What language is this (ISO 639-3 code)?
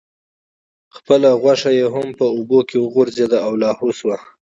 pus